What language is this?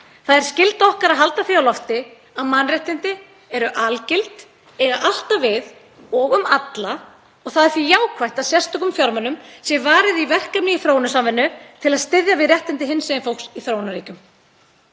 Icelandic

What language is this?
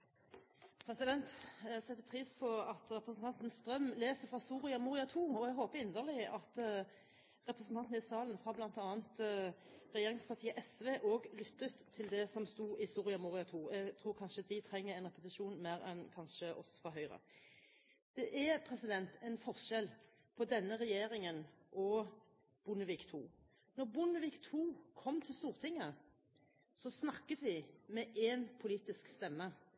Norwegian Bokmål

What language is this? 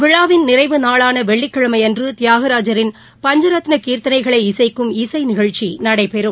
Tamil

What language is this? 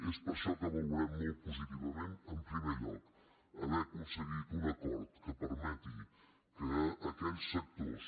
Catalan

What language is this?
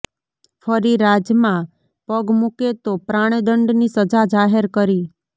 Gujarati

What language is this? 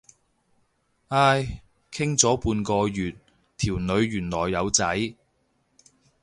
Cantonese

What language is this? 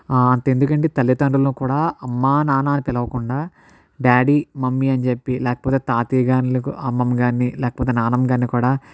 Telugu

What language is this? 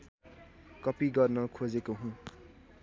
Nepali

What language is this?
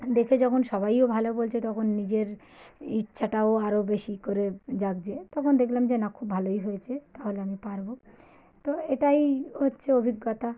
Bangla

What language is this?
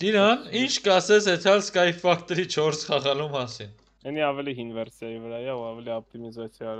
Romanian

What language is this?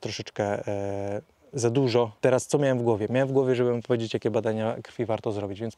Polish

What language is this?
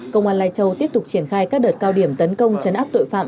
Vietnamese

